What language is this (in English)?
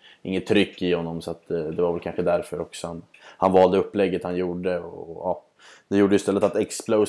Swedish